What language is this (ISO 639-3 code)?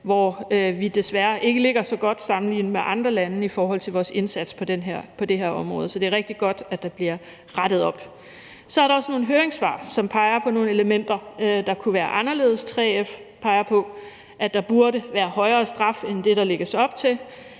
dan